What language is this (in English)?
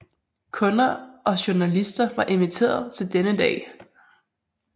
Danish